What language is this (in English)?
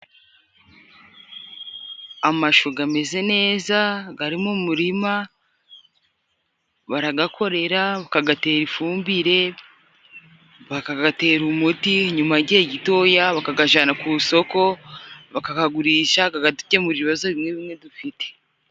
Kinyarwanda